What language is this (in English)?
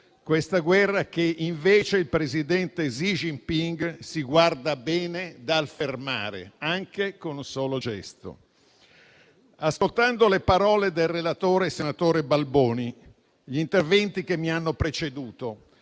Italian